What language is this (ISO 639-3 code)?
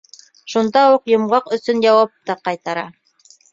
bak